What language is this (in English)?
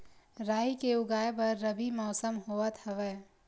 Chhattisgarhi